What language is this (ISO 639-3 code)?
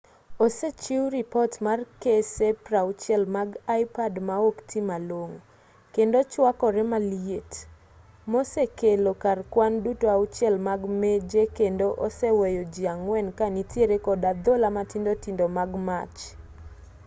luo